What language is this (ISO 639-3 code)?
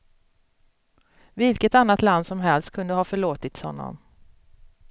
swe